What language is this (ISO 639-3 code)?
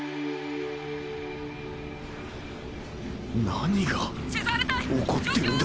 jpn